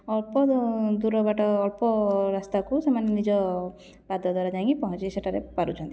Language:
Odia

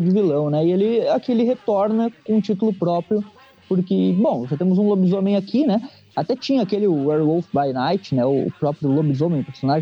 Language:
Portuguese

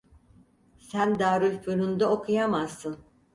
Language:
Turkish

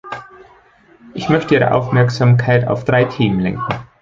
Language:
German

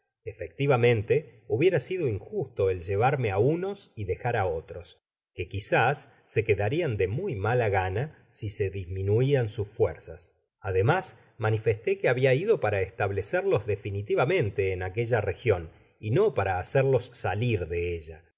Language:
Spanish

